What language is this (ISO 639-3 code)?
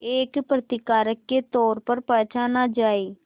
hin